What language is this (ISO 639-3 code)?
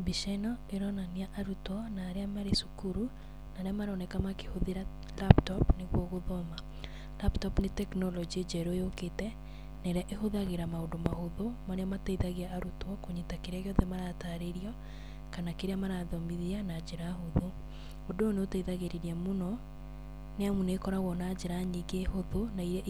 kik